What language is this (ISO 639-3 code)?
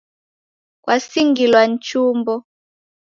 dav